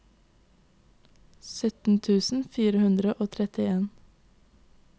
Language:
Norwegian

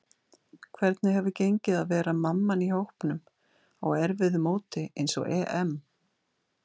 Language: Icelandic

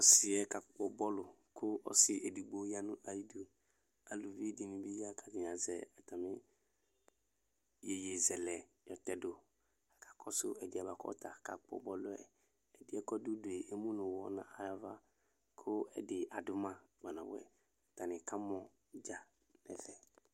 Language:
Ikposo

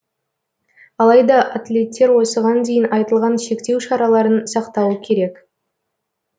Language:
Kazakh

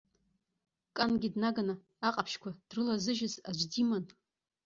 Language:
Abkhazian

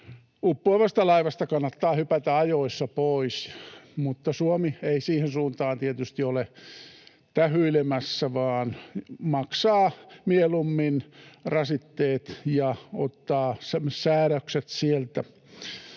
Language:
Finnish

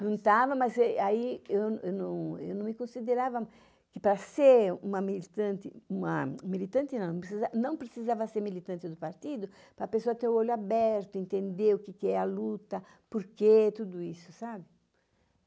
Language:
Portuguese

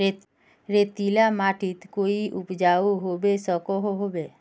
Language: Magahi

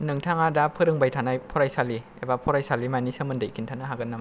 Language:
Bodo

